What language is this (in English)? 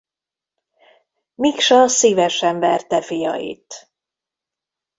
Hungarian